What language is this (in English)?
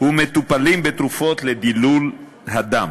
Hebrew